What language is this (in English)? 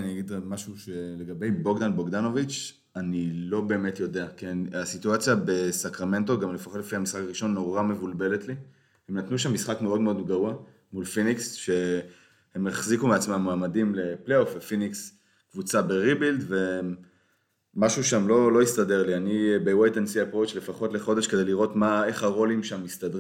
Hebrew